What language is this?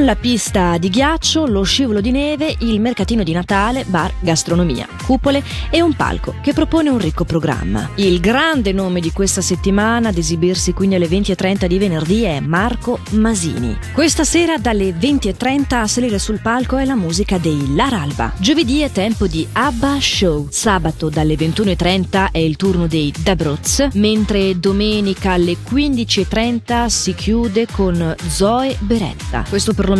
Italian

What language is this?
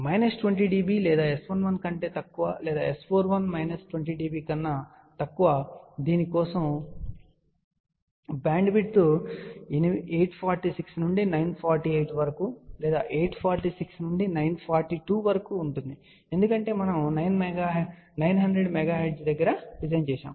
Telugu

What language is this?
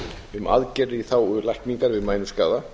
Icelandic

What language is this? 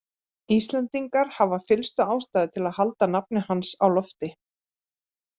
Icelandic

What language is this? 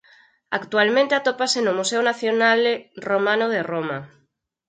Galician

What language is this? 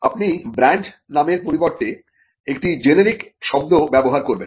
Bangla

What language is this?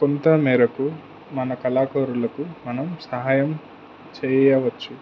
Telugu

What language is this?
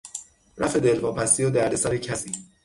Persian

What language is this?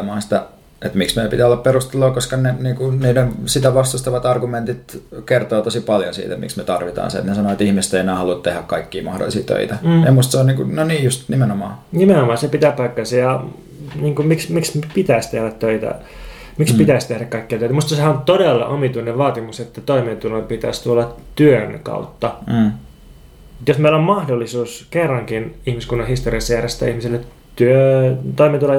Finnish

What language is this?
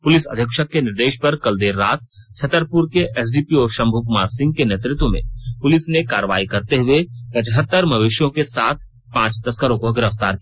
Hindi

